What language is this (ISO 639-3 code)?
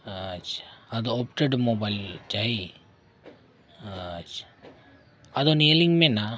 sat